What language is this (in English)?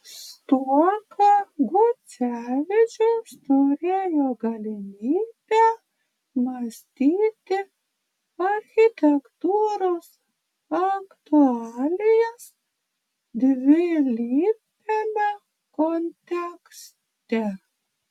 Lithuanian